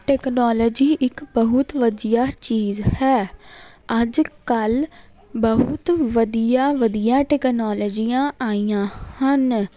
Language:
Punjabi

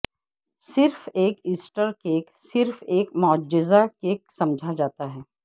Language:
Urdu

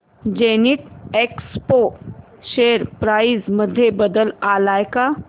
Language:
Marathi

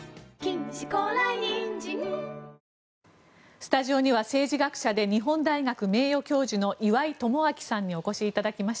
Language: Japanese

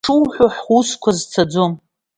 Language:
Abkhazian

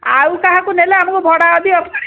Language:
Odia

